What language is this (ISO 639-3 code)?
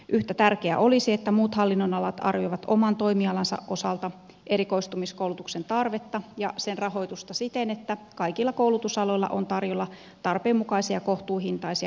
fin